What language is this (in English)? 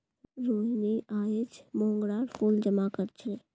Magahi